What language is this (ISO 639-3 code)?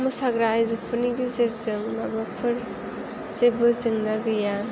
brx